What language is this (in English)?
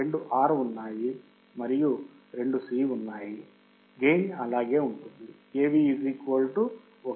Telugu